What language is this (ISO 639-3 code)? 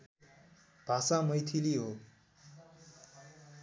nep